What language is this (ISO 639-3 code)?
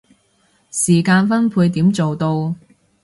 yue